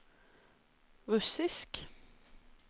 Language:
Norwegian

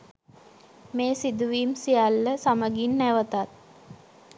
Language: Sinhala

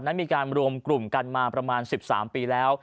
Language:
Thai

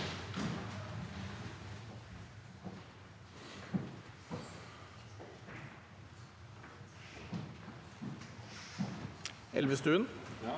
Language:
Norwegian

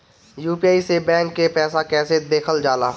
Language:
Bhojpuri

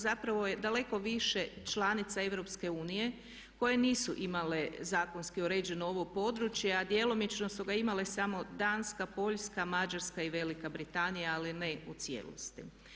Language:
Croatian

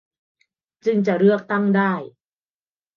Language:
Thai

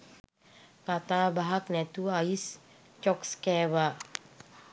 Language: Sinhala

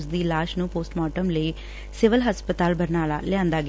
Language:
Punjabi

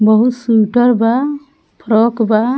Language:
Bhojpuri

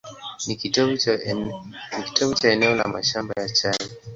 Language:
Swahili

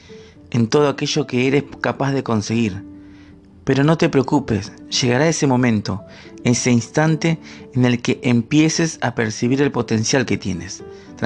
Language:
Spanish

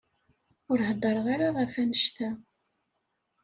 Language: Kabyle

